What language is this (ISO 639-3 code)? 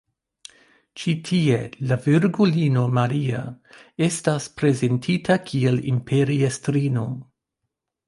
epo